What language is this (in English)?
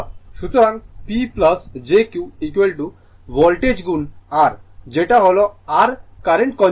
Bangla